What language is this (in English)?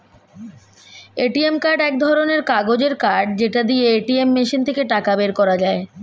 Bangla